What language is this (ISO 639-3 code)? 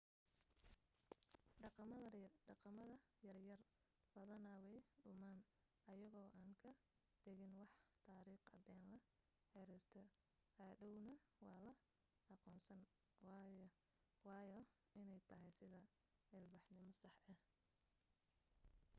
som